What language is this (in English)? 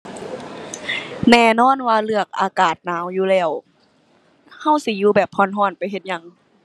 Thai